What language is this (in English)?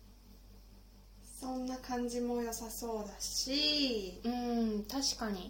Japanese